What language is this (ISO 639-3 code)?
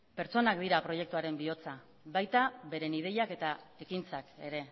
eus